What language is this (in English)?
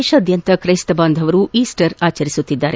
Kannada